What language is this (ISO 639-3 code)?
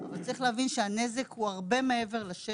heb